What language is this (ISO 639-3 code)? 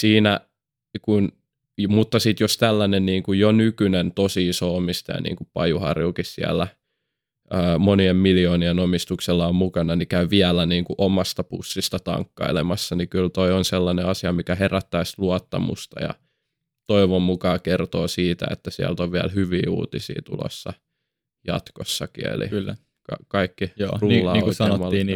fin